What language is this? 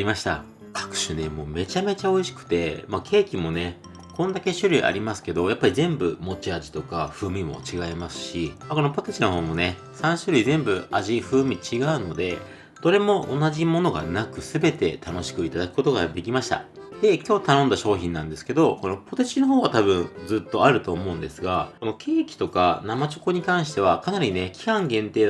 Japanese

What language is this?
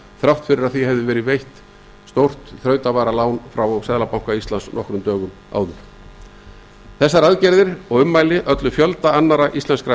Icelandic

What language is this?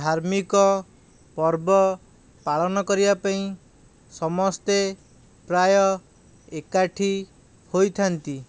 Odia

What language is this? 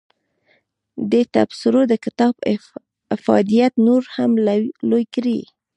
Pashto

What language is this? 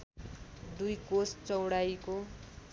Nepali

